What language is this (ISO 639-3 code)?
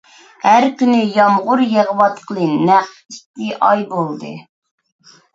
uig